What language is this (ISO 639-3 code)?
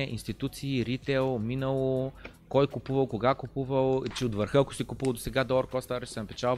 bul